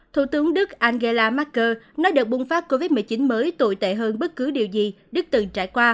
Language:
Vietnamese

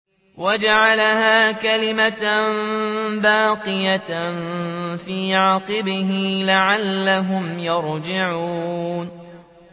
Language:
Arabic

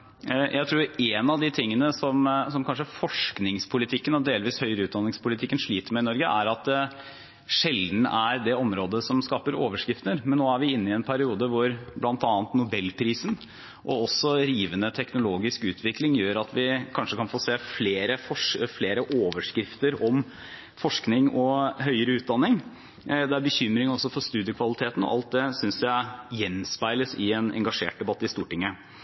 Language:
Norwegian Bokmål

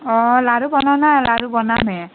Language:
Assamese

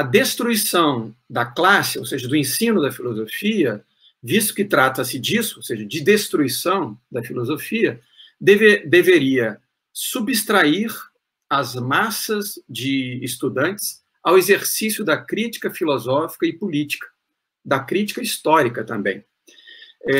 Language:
Portuguese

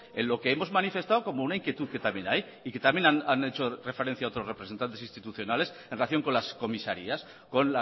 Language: Spanish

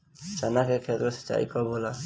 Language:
Bhojpuri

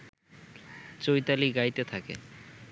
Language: Bangla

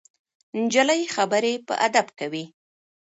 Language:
Pashto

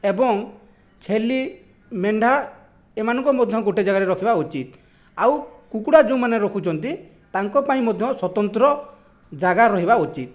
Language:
Odia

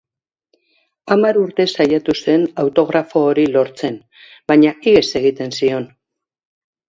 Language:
Basque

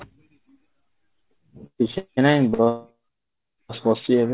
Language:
Odia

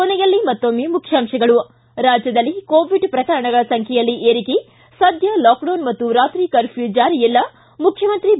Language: Kannada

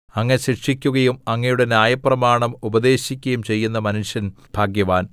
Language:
Malayalam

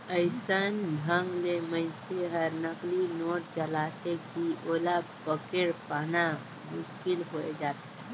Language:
Chhattisgarhi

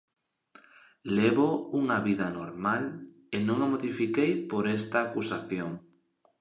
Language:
Galician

